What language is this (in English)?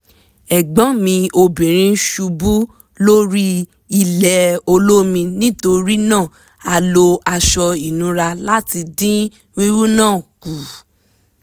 Yoruba